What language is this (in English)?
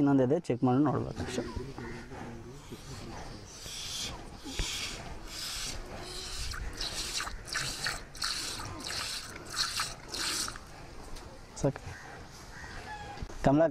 French